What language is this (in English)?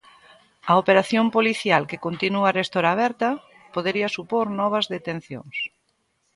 Galician